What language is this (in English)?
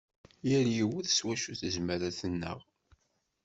Kabyle